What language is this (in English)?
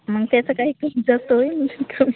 Marathi